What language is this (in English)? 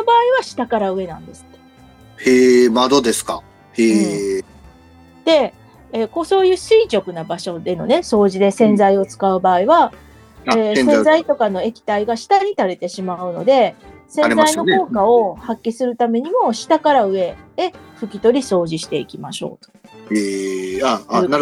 Japanese